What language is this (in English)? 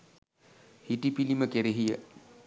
Sinhala